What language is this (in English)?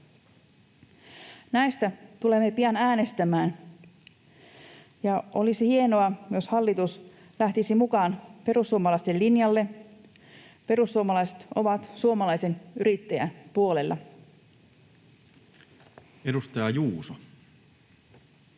Finnish